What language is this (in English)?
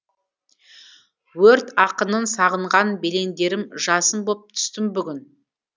Kazakh